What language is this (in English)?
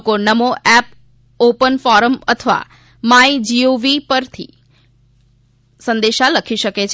Gujarati